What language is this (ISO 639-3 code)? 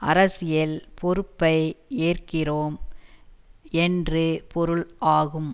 tam